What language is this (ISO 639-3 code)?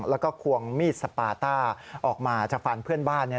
tha